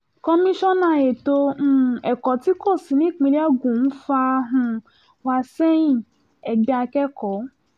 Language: Yoruba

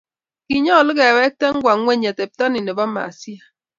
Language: Kalenjin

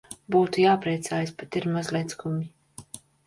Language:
Latvian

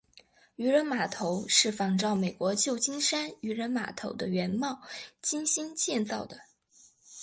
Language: Chinese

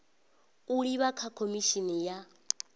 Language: Venda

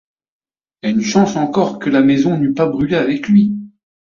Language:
French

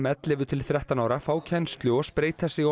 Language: Icelandic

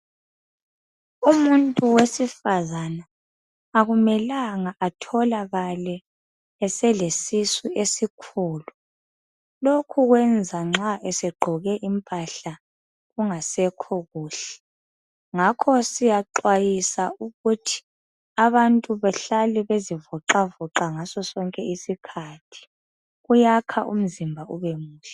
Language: North Ndebele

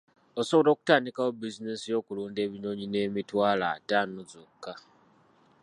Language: Ganda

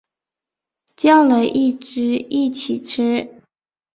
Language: Chinese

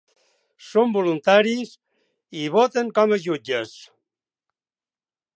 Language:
Catalan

